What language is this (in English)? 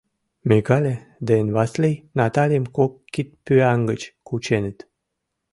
Mari